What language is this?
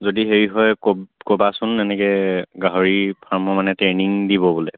Assamese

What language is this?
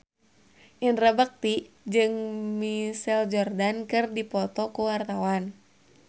Sundanese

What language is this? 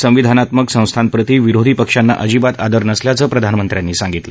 Marathi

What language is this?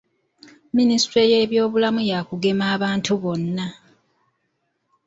Ganda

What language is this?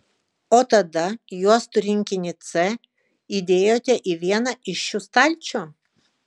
Lithuanian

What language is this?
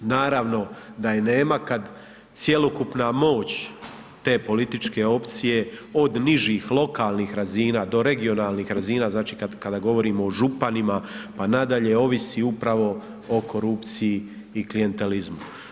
Croatian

